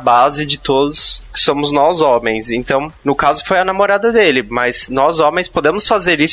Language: Portuguese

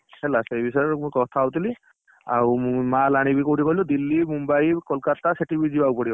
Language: Odia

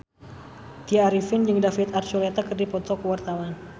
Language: Sundanese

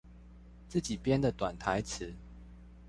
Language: Chinese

